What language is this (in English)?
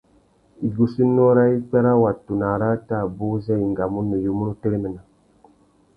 Tuki